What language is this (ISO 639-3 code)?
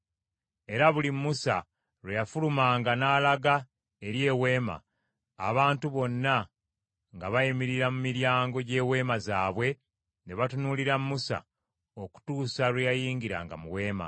lug